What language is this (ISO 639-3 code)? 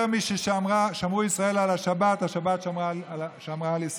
heb